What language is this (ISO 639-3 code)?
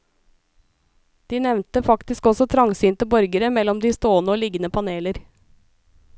nor